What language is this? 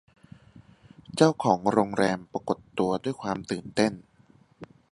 Thai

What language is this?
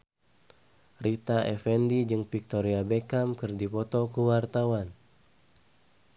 Sundanese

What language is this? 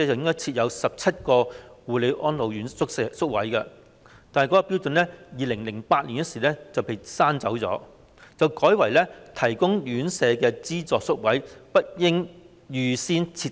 Cantonese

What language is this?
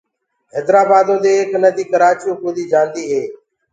Gurgula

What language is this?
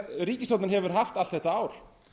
Icelandic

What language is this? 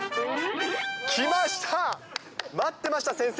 Japanese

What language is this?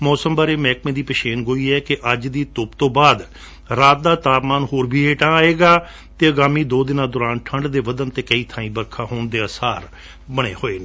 Punjabi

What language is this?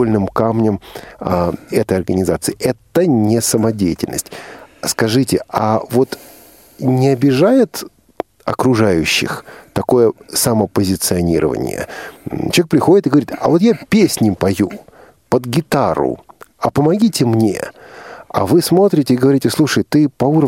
Russian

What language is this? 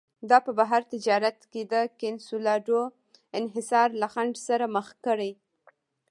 Pashto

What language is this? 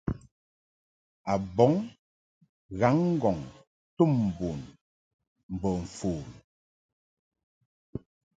Mungaka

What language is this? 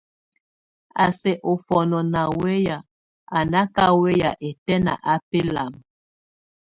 Tunen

